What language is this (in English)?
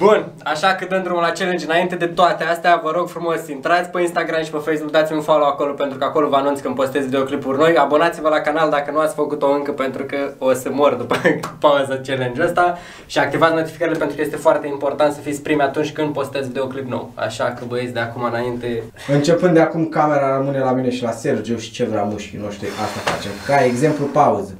Romanian